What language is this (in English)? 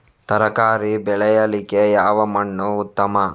Kannada